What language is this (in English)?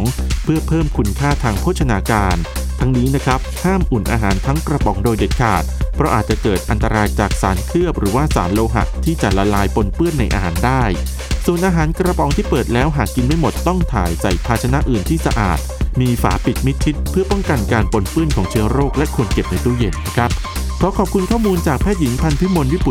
Thai